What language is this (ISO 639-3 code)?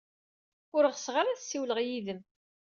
kab